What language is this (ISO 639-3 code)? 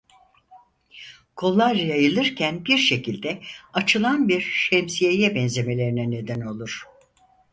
tur